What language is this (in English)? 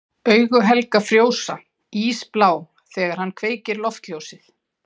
Icelandic